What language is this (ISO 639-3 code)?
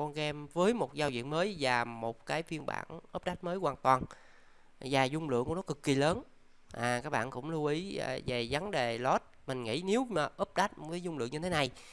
vie